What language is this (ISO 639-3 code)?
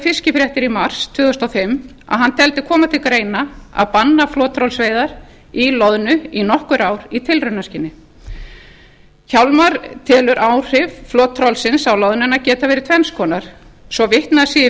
isl